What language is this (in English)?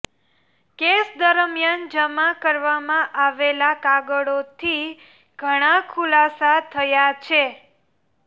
Gujarati